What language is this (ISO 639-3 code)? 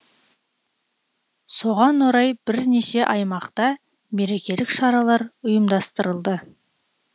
kaz